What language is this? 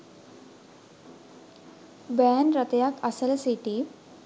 Sinhala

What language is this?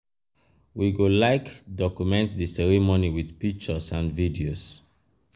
Nigerian Pidgin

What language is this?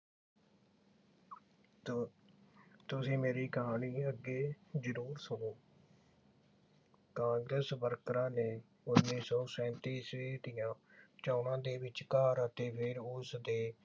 Punjabi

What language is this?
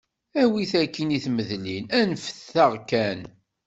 Kabyle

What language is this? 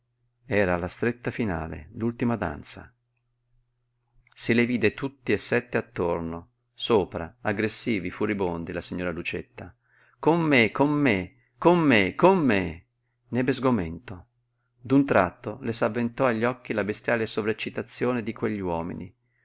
Italian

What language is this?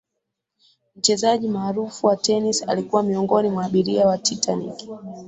Swahili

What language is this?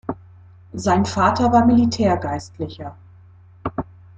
German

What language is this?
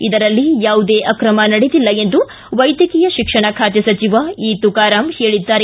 Kannada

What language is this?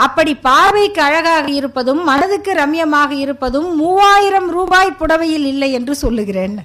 Tamil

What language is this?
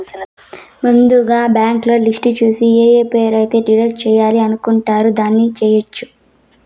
Telugu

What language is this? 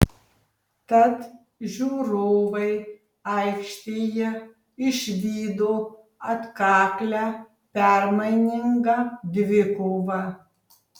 Lithuanian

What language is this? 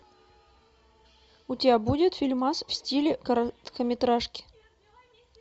Russian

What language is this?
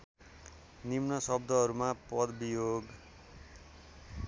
Nepali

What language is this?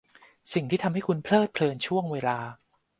Thai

